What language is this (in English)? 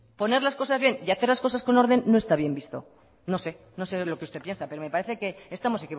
Spanish